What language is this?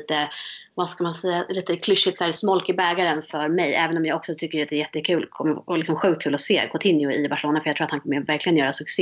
Swedish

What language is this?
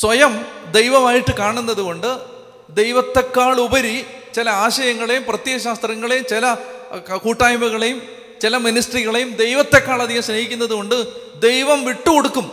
Malayalam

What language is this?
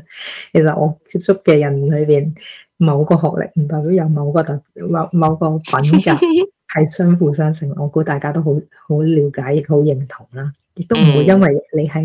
Chinese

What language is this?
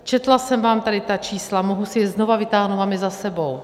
Czech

